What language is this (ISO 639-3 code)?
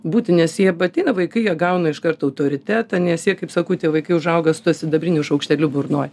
lit